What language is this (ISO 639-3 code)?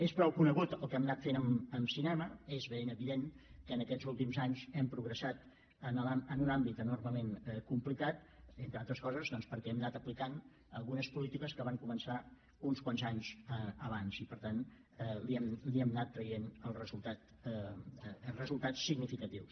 cat